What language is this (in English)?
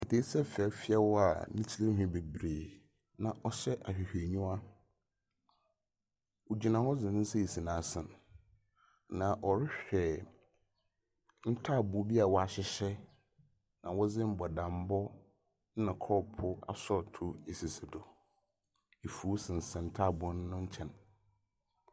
Akan